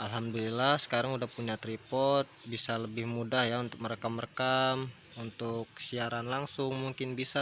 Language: Indonesian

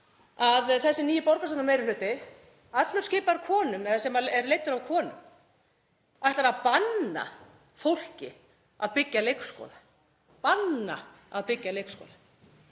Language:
Icelandic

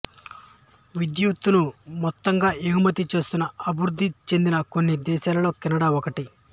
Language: Telugu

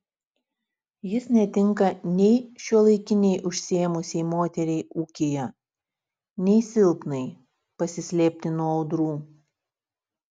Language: Lithuanian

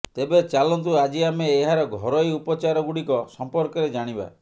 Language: Odia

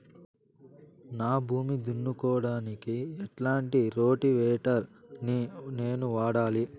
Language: Telugu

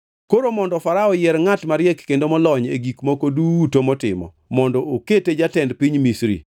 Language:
Luo (Kenya and Tanzania)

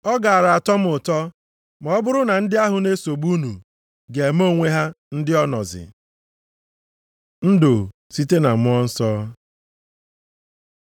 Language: Igbo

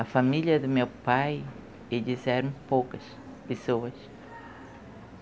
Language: Portuguese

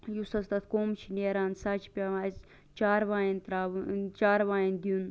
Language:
Kashmiri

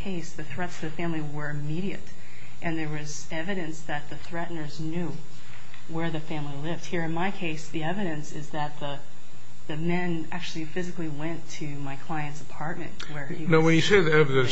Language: English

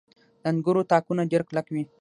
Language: Pashto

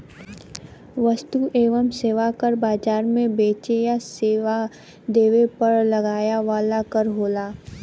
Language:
Bhojpuri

